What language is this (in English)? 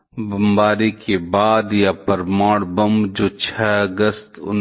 Hindi